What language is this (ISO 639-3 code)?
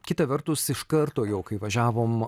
lit